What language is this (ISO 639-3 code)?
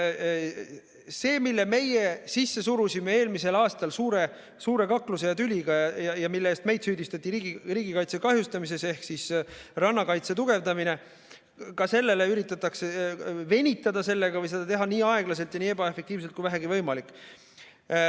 est